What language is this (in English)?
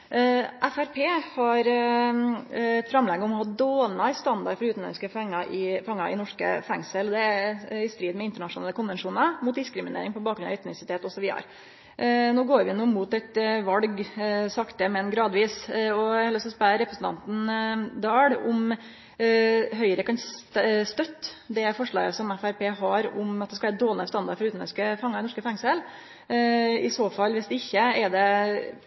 Norwegian Nynorsk